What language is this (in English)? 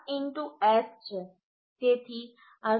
Gujarati